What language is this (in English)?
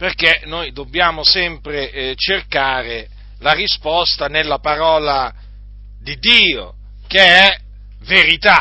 Italian